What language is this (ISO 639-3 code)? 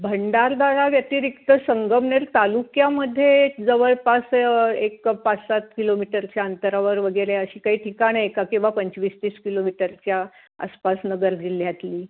mar